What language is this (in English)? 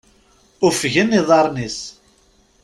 Kabyle